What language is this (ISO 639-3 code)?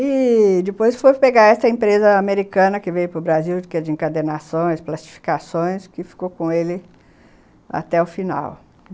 por